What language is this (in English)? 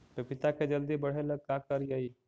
Magahi